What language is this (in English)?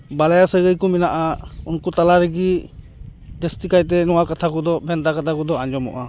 Santali